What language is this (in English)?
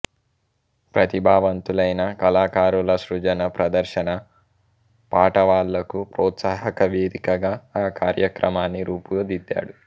Telugu